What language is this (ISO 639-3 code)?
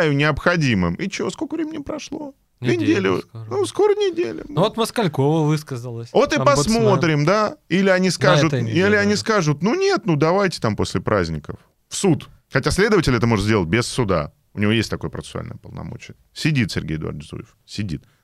rus